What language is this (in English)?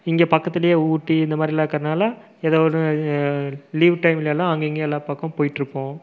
Tamil